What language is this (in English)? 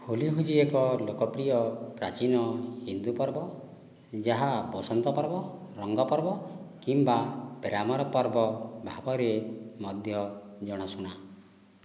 Odia